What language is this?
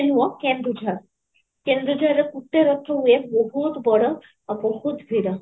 Odia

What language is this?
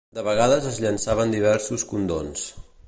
Catalan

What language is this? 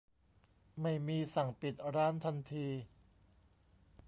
Thai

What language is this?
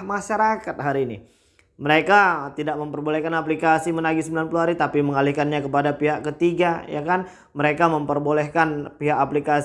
Indonesian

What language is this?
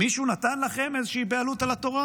Hebrew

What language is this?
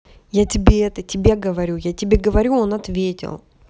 Russian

